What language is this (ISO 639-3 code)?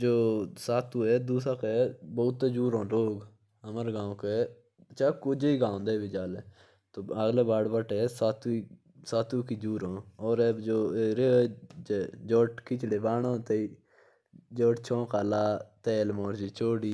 jns